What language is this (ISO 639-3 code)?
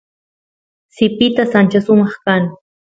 qus